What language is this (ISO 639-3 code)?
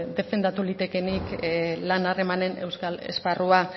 eus